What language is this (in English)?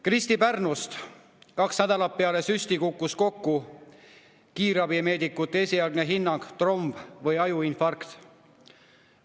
Estonian